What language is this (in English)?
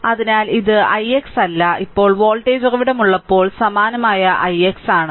Malayalam